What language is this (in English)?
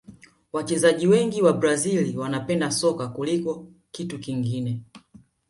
Swahili